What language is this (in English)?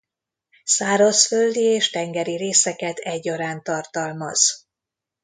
Hungarian